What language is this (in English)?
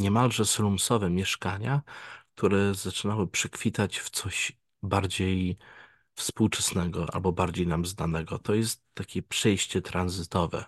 Polish